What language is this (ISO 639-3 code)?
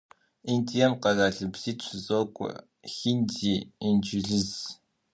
kbd